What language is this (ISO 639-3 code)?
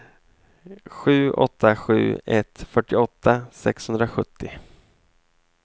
swe